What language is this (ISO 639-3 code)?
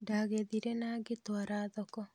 kik